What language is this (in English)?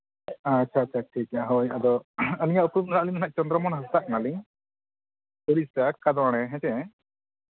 Santali